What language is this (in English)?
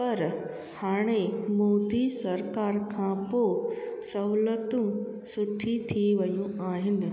Sindhi